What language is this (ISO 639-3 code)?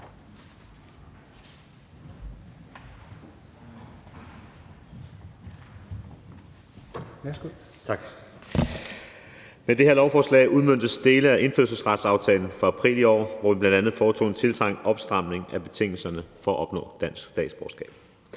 dan